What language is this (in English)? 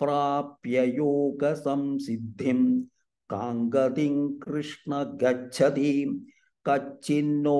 Thai